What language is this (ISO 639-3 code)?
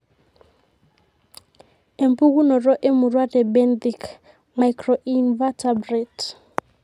mas